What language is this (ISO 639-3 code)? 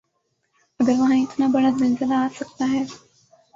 urd